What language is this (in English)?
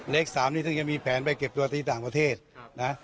Thai